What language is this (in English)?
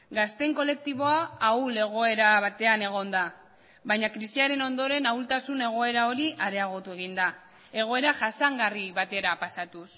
Basque